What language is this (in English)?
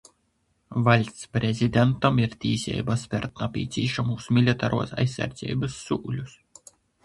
Latgalian